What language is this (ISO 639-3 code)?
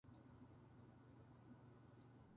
jpn